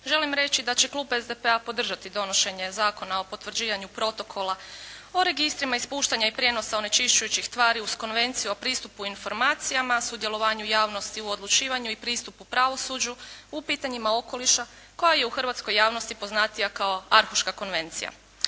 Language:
Croatian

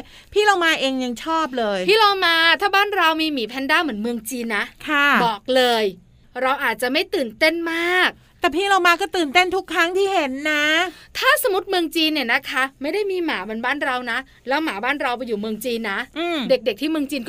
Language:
Thai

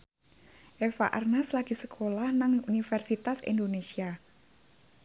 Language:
Javanese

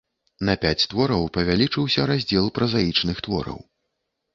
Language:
Belarusian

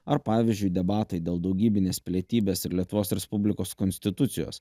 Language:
Lithuanian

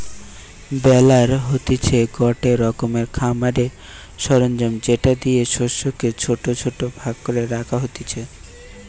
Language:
Bangla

